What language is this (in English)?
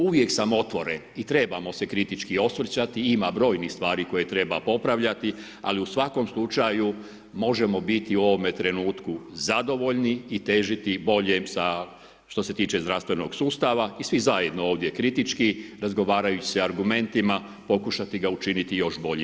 Croatian